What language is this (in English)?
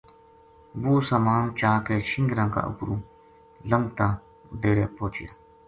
Gujari